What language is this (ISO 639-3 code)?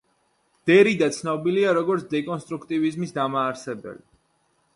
kat